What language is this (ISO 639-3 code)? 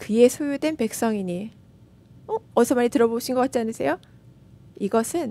kor